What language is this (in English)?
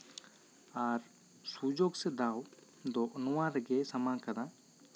Santali